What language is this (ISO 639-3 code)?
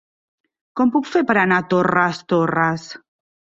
cat